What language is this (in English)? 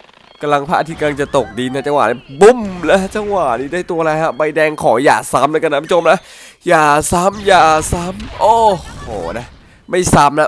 Thai